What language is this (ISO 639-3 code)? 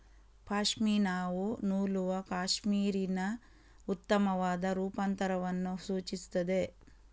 kan